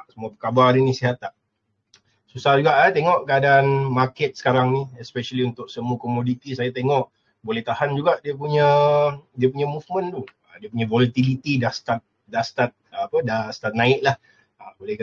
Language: Malay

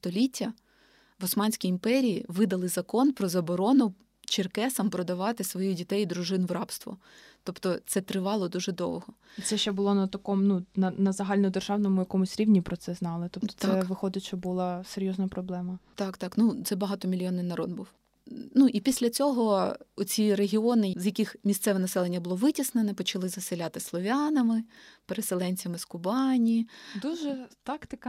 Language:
Ukrainian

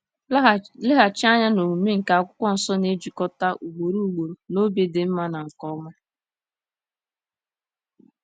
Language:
Igbo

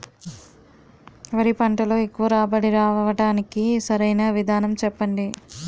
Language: Telugu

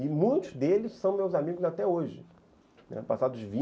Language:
Portuguese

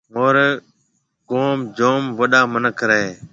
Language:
Marwari (Pakistan)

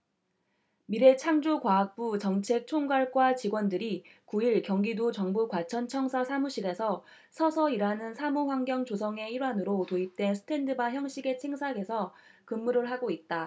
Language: Korean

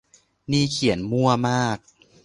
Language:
Thai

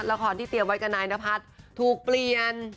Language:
Thai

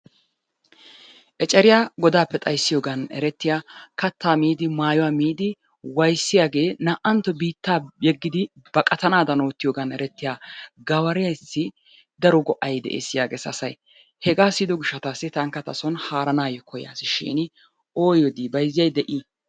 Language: Wolaytta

